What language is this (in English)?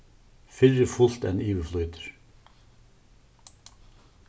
Faroese